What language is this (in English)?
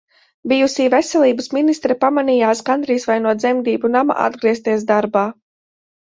Latvian